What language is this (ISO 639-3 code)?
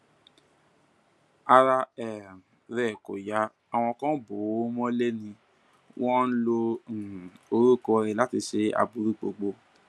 yor